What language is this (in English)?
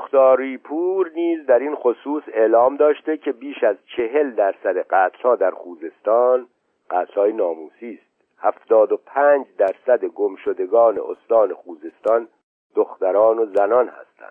Persian